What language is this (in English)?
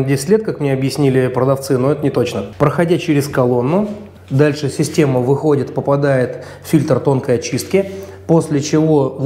Russian